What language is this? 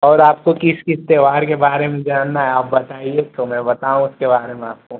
Hindi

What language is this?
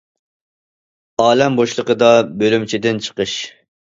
Uyghur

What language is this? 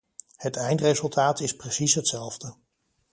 Dutch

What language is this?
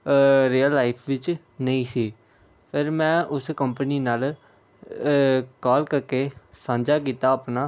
Punjabi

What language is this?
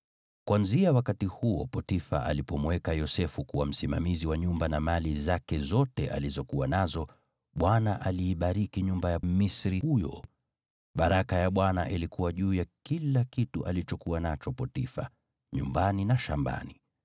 Swahili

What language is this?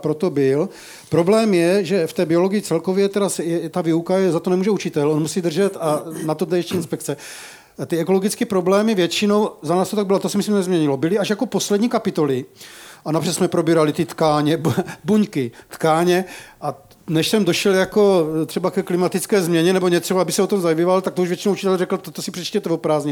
Czech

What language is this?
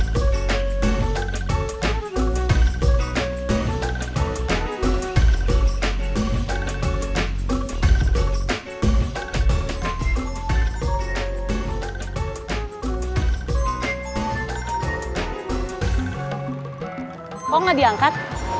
Indonesian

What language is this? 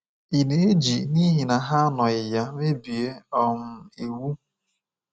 Igbo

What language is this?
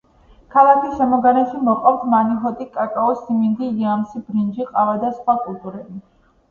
Georgian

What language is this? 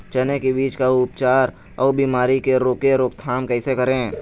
Chhattisgarhi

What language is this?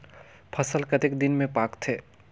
Chhattisgarhi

